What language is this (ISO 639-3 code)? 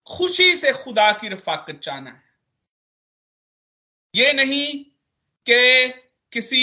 hin